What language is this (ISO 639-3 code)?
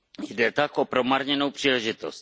ces